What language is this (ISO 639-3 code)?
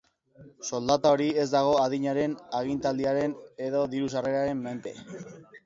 eus